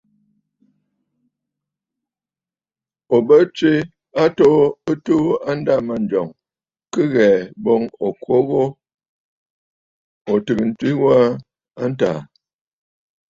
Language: Bafut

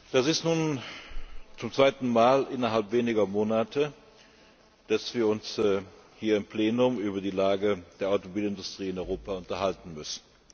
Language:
German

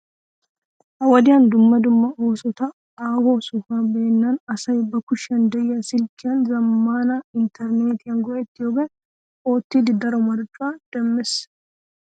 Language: Wolaytta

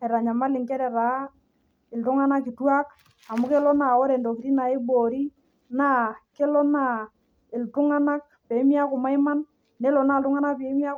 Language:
Masai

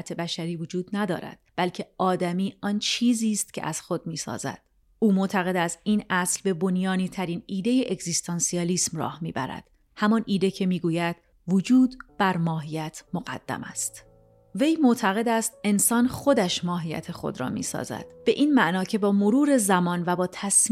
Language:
Persian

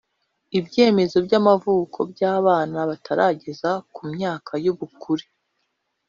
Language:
Kinyarwanda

